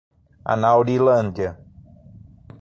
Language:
Portuguese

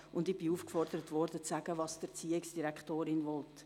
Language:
Swiss German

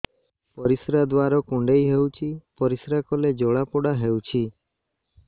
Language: Odia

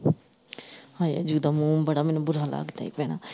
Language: Punjabi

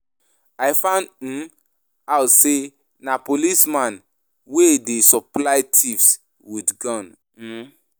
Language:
Nigerian Pidgin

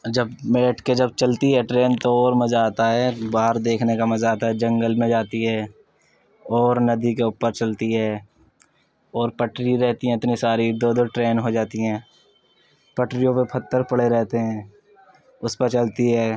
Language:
Urdu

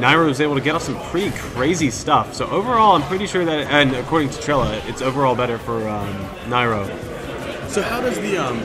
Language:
English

